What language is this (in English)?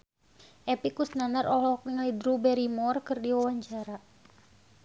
Sundanese